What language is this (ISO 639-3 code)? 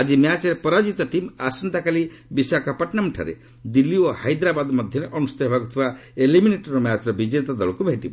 ori